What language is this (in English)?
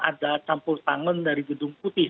Indonesian